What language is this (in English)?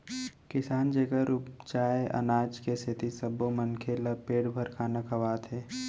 Chhattisgarhi